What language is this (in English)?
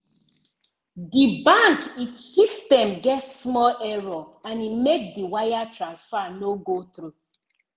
Nigerian Pidgin